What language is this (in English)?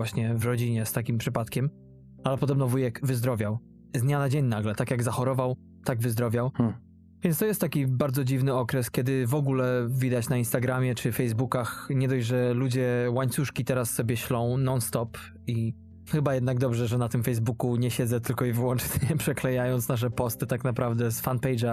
Polish